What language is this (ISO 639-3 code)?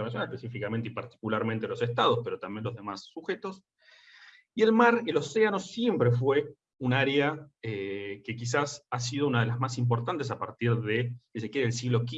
spa